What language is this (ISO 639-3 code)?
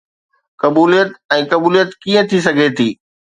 snd